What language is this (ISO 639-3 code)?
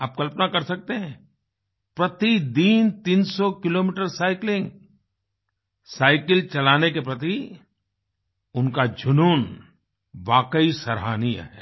hin